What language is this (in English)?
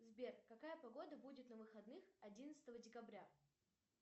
Russian